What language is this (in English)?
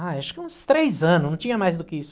Portuguese